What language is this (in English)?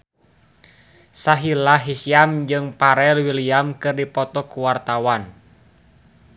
Sundanese